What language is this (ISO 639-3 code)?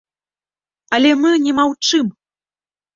bel